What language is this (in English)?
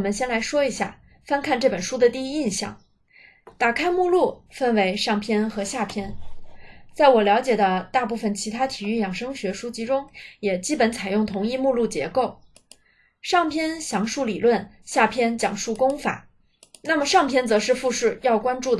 Chinese